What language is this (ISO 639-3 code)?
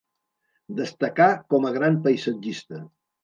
cat